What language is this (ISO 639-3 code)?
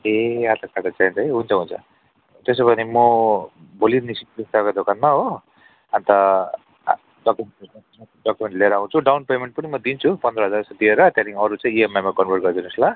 nep